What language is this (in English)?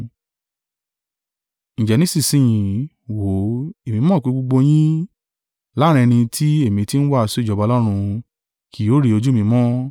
Yoruba